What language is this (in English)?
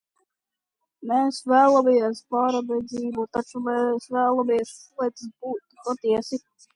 Latvian